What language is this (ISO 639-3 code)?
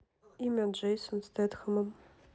rus